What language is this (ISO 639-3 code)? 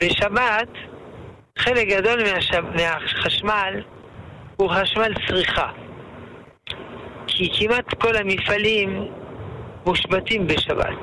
heb